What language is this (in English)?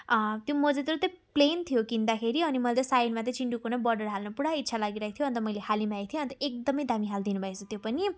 Nepali